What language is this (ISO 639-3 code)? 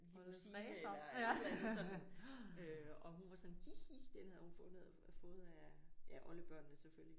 dan